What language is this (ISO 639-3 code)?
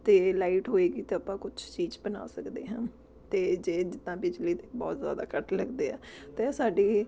pan